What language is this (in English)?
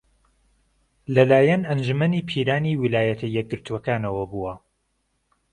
Central Kurdish